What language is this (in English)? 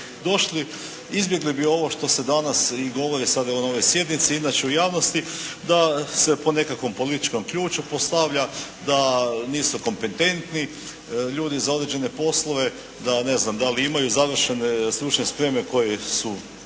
Croatian